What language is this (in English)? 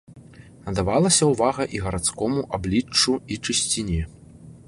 Belarusian